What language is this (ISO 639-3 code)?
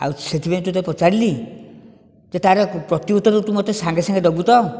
ori